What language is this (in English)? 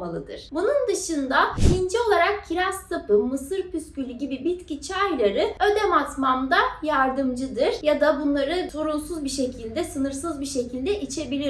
Turkish